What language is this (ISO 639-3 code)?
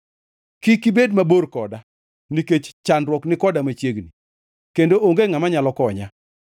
luo